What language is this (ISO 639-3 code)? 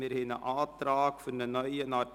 gsw